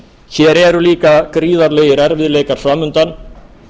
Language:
Icelandic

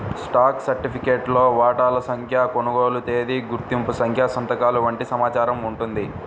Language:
Telugu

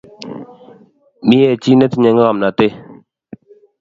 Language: Kalenjin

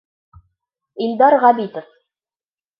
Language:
Bashkir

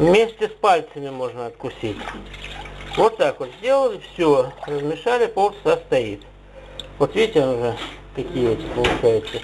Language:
Russian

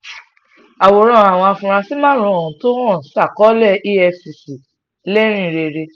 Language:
Yoruba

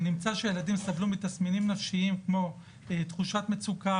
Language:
Hebrew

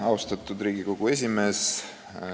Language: Estonian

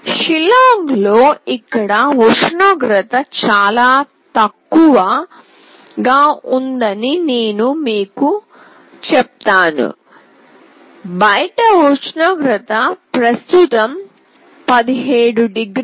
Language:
Telugu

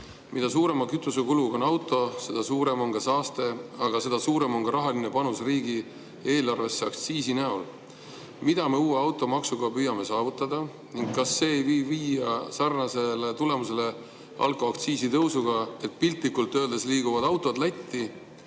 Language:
Estonian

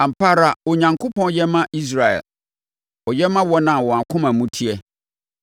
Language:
Akan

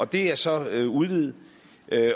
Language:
Danish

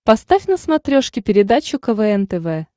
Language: Russian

